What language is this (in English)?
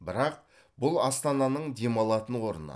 Kazakh